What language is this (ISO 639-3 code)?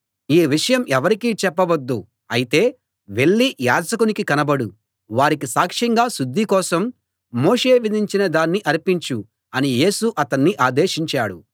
tel